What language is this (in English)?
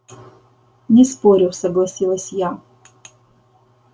Russian